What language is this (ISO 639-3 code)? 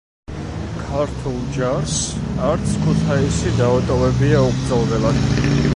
kat